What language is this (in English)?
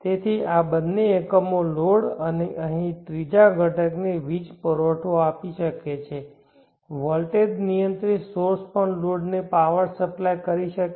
Gujarati